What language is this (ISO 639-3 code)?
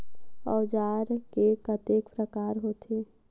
hne